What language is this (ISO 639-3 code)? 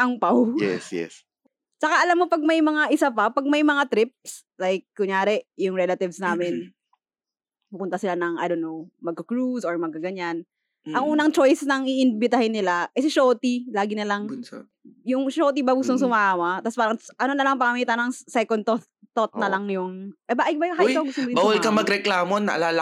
fil